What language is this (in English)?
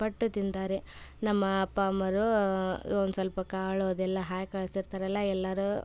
Kannada